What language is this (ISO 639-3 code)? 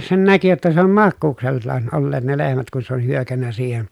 fin